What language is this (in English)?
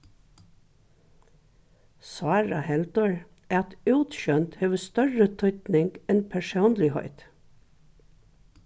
Faroese